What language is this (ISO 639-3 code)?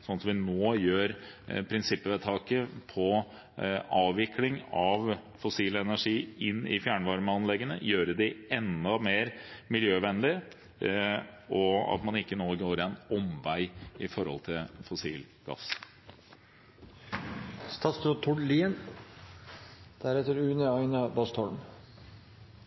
nob